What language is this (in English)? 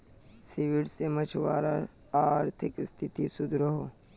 Magahi